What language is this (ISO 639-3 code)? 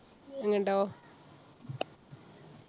mal